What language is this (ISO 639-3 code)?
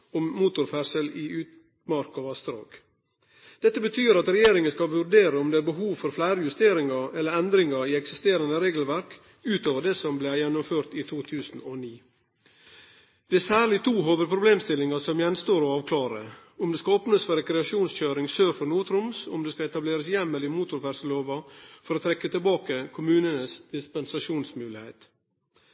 nno